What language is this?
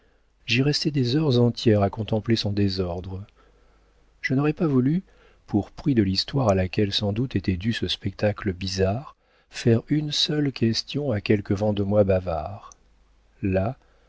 French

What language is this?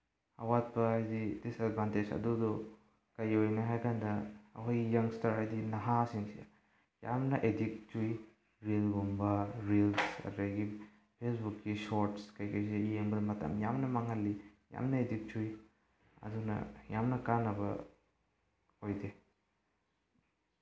Manipuri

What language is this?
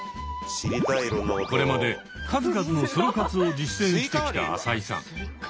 Japanese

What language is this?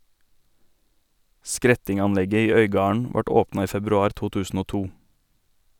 Norwegian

